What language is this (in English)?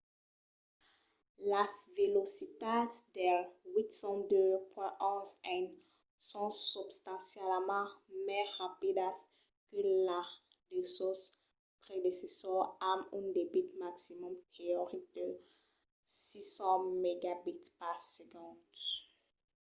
Occitan